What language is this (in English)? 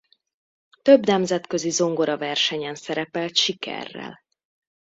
Hungarian